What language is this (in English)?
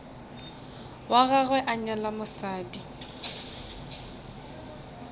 Northern Sotho